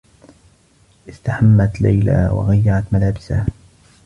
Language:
Arabic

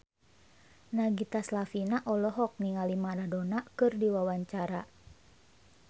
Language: Sundanese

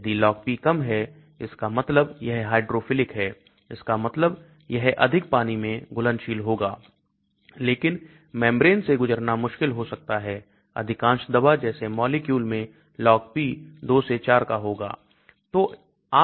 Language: Hindi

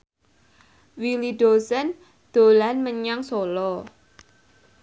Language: Javanese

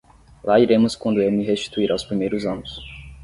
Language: Portuguese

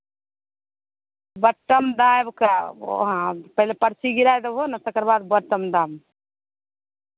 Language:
Maithili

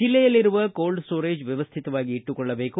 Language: Kannada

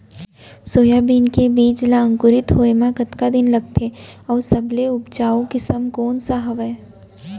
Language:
Chhattisgarhi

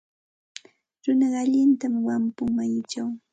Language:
Santa Ana de Tusi Pasco Quechua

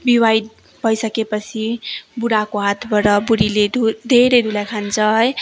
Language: Nepali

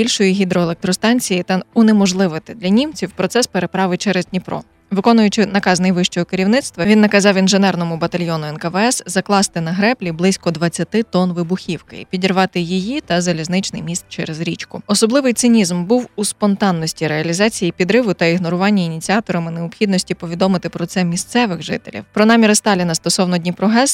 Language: Ukrainian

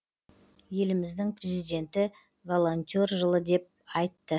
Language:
Kazakh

